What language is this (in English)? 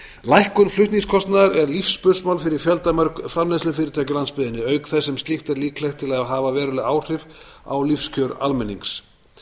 Icelandic